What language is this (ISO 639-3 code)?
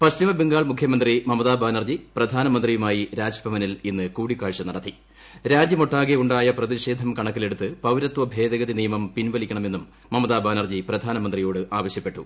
mal